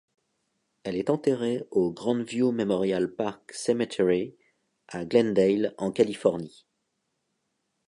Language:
French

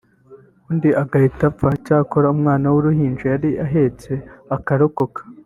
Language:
Kinyarwanda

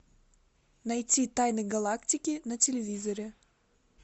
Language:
Russian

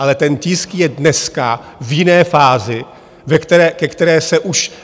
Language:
Czech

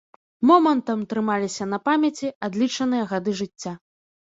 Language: Belarusian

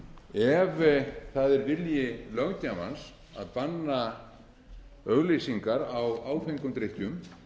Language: Icelandic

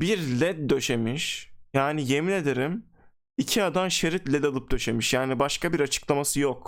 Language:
Turkish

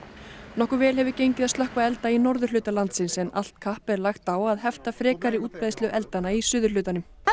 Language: Icelandic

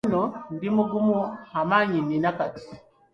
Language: Ganda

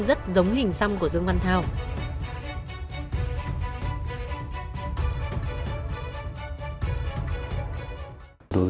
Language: Vietnamese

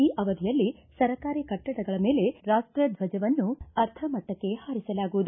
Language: Kannada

